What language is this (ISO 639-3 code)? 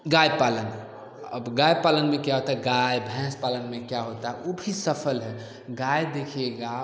hin